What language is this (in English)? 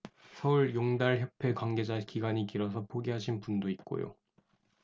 Korean